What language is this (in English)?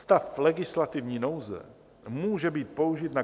Czech